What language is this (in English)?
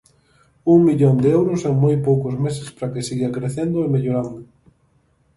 Galician